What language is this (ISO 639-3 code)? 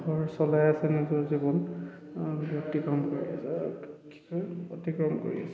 asm